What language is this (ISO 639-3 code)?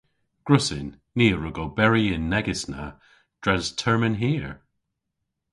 cor